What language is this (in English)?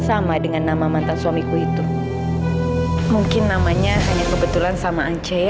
Indonesian